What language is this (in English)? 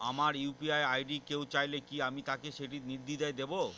Bangla